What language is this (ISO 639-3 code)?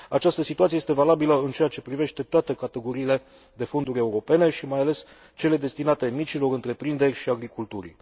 ron